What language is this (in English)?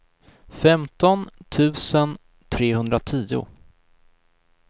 Swedish